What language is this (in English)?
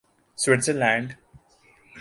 Urdu